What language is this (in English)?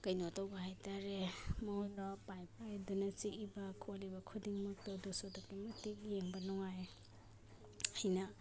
Manipuri